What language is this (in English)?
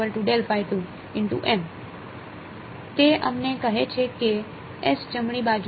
Gujarati